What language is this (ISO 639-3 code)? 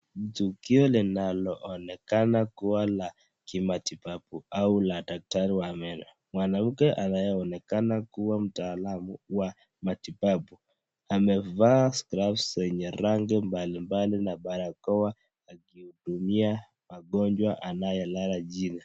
swa